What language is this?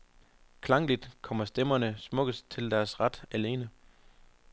Danish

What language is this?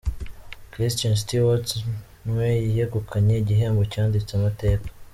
Kinyarwanda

